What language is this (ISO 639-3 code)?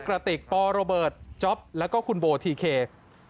tha